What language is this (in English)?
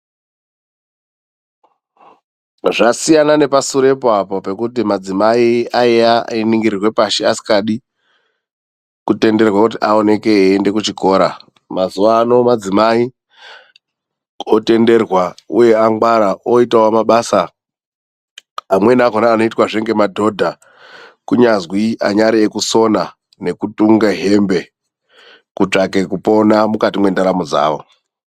Ndau